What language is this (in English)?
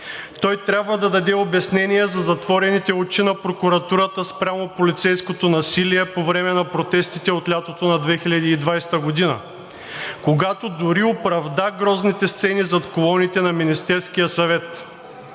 Bulgarian